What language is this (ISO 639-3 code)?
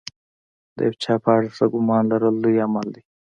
pus